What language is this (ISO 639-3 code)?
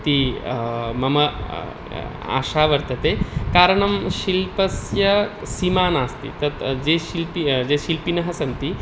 san